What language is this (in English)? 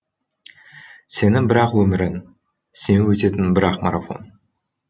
Kazakh